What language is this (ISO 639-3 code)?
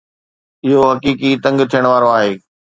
snd